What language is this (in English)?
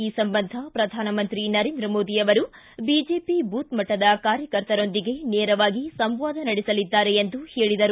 Kannada